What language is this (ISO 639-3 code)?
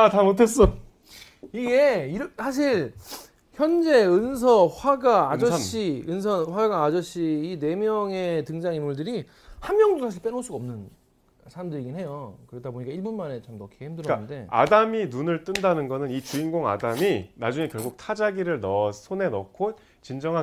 kor